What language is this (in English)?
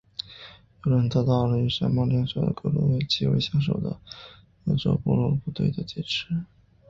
Chinese